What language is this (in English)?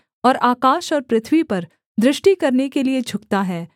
Hindi